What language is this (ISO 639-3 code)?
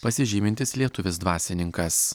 lit